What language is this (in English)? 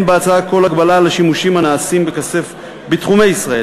Hebrew